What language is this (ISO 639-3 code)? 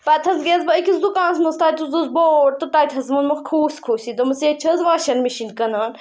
kas